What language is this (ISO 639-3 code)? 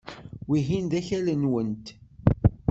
kab